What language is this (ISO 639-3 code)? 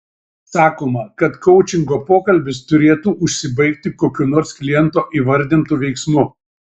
lit